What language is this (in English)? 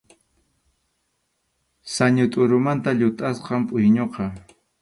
Arequipa-La Unión Quechua